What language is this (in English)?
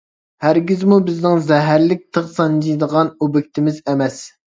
Uyghur